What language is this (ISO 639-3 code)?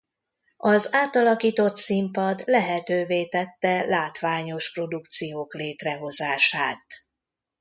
hun